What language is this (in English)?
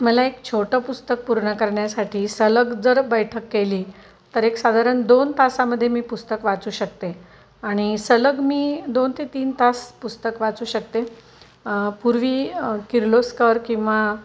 Marathi